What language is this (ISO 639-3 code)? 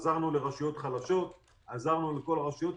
heb